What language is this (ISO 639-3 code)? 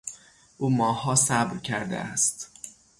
fas